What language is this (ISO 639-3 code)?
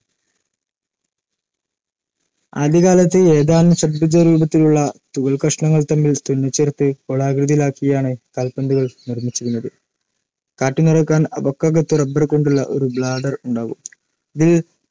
mal